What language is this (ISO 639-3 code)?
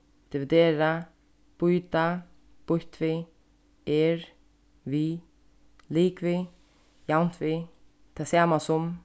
fao